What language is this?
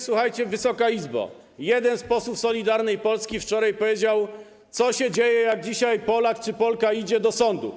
Polish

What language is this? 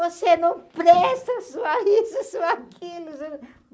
Portuguese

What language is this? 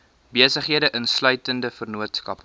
Afrikaans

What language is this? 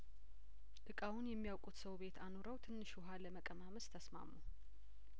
Amharic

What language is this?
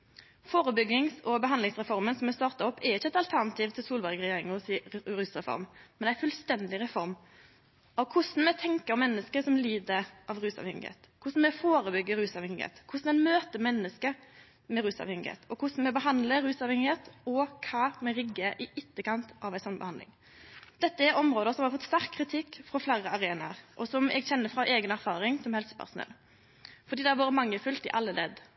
Norwegian Nynorsk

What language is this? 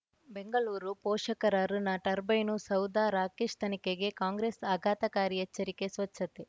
Kannada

